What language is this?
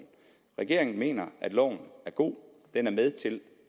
Danish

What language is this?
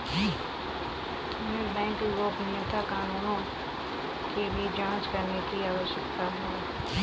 Hindi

